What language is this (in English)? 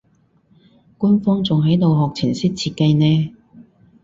Cantonese